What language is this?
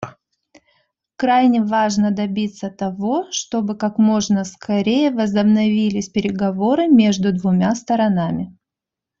Russian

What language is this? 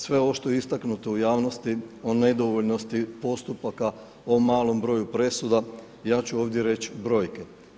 Croatian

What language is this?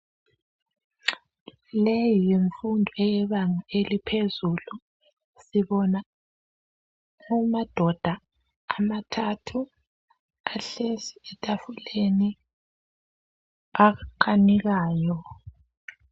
North Ndebele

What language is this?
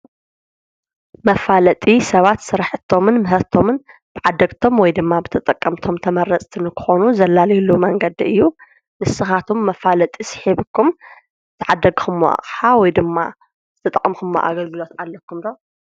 Tigrinya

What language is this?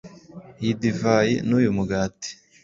Kinyarwanda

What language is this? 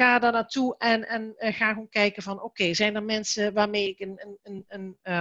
Dutch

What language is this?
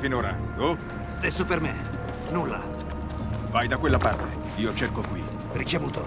Italian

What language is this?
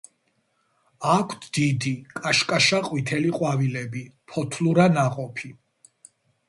Georgian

